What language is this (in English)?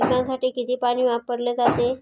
Marathi